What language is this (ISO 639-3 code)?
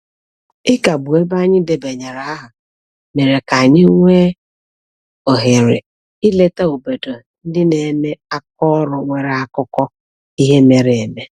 ibo